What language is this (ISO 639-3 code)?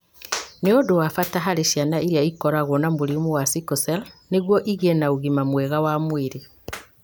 kik